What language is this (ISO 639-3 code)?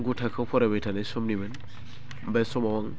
brx